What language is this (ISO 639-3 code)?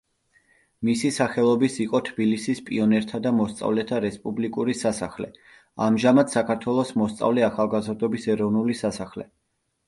kat